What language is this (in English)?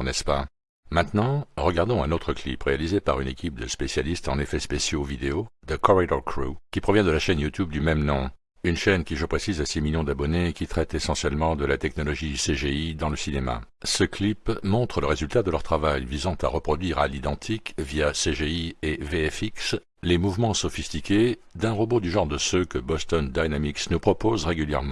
French